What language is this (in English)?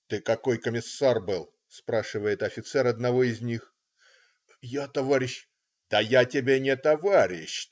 Russian